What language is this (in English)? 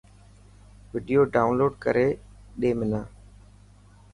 Dhatki